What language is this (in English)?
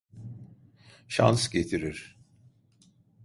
Turkish